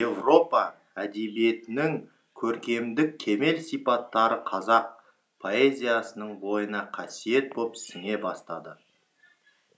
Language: Kazakh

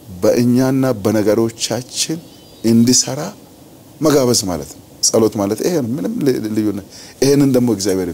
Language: Arabic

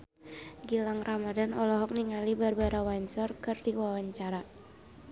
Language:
Sundanese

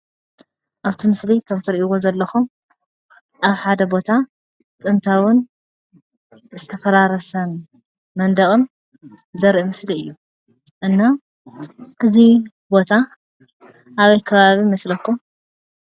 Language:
Tigrinya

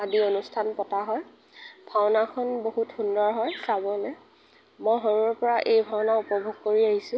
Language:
Assamese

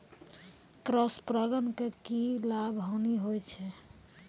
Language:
Maithili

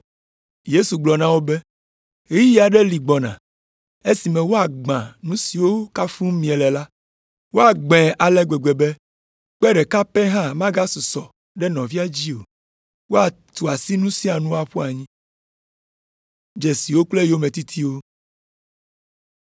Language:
Ewe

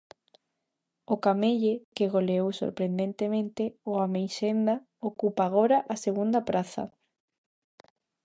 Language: Galician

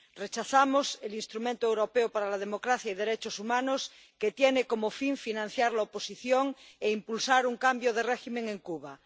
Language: Spanish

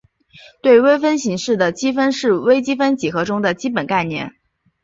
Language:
Chinese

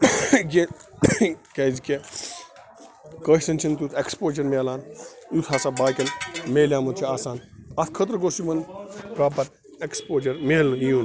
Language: Kashmiri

